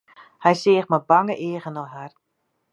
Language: Western Frisian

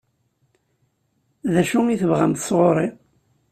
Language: Kabyle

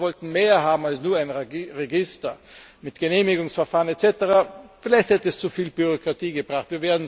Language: German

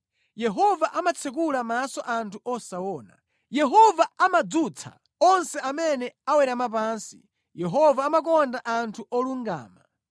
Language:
Nyanja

